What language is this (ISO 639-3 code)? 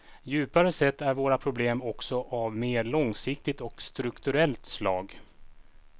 swe